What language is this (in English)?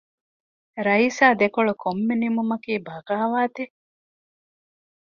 Divehi